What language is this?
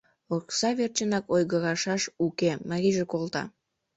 Mari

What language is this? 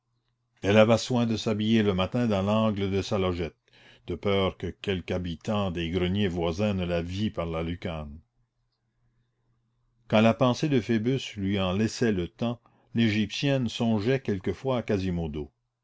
French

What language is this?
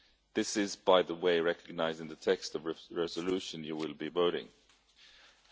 English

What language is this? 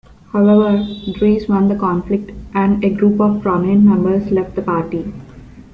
English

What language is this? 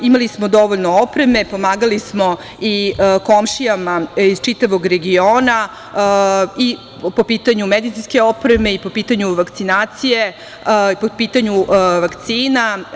Serbian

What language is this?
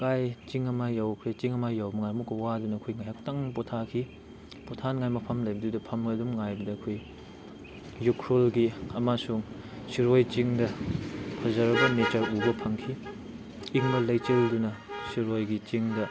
Manipuri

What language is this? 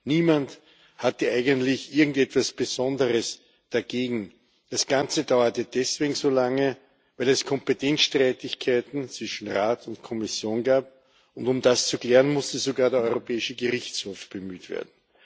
German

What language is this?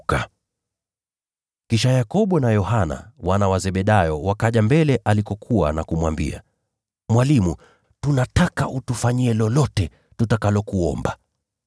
Swahili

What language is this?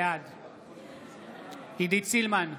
Hebrew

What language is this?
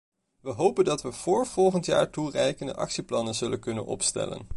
Dutch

